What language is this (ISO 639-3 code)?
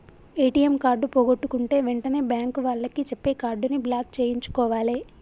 tel